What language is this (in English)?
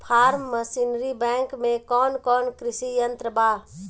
Bhojpuri